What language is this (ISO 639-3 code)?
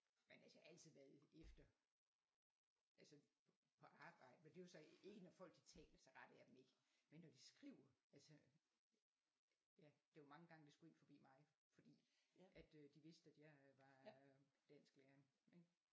dan